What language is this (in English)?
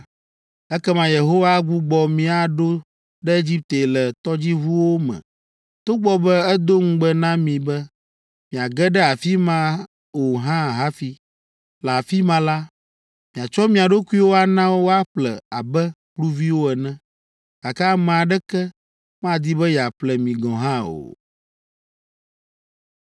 Ewe